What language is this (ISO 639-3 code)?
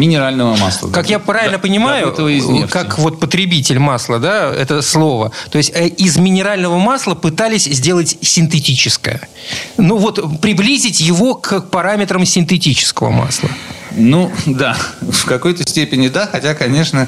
rus